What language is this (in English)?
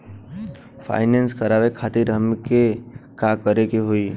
Bhojpuri